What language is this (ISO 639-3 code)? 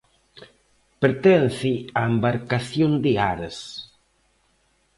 glg